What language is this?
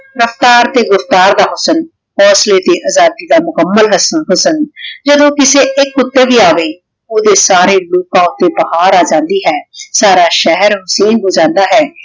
Punjabi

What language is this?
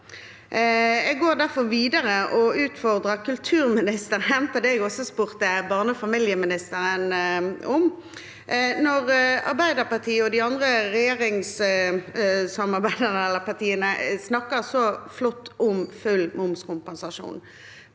Norwegian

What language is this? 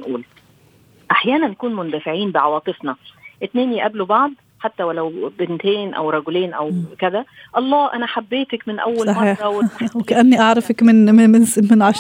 Arabic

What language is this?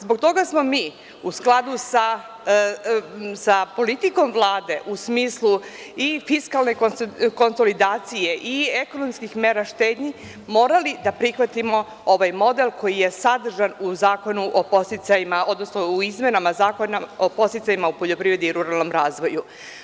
Serbian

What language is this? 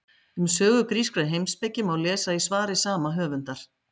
Icelandic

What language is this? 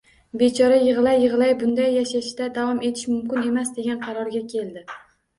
Uzbek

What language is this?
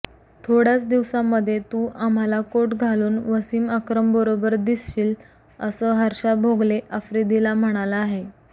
Marathi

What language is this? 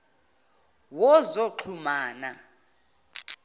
Zulu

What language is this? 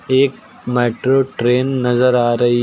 Hindi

